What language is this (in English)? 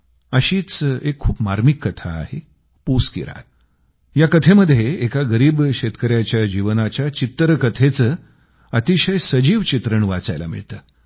Marathi